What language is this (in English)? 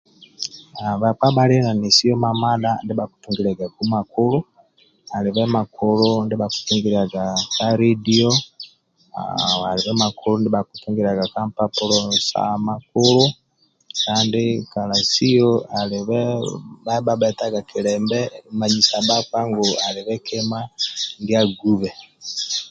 Amba (Uganda)